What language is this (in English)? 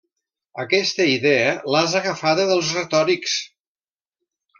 Catalan